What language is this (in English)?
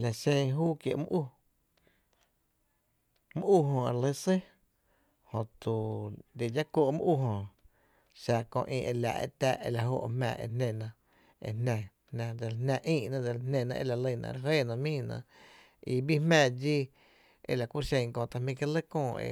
Tepinapa Chinantec